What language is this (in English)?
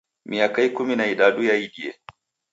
Taita